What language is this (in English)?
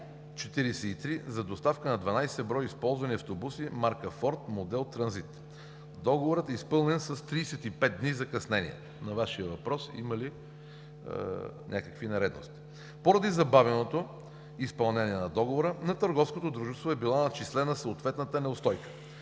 Bulgarian